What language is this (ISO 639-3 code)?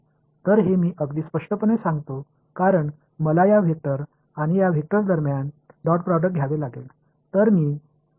mar